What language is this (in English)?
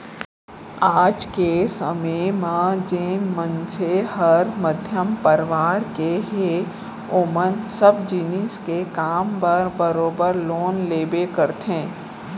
Chhattisgarhi